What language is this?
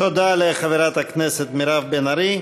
Hebrew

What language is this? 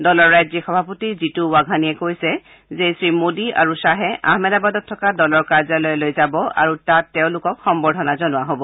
Assamese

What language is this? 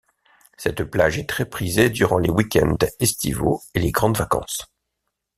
French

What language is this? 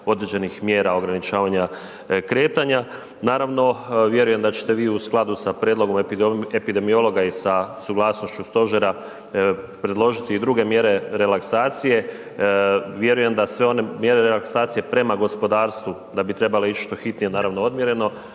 Croatian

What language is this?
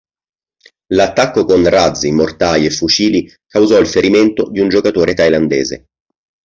Italian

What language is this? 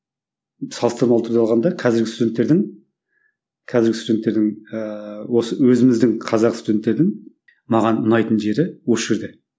Kazakh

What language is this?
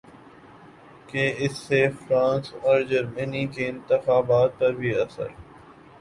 Urdu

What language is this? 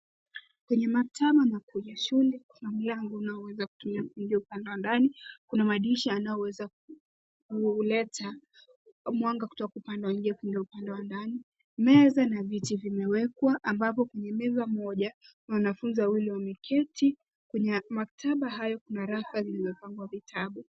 Swahili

